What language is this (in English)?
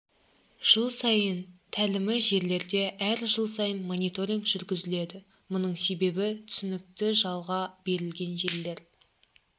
Kazakh